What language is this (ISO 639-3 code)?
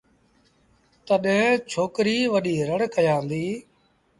sbn